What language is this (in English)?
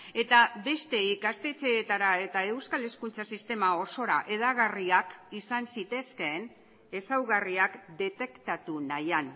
Basque